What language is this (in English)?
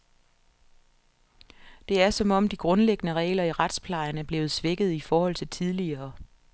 Danish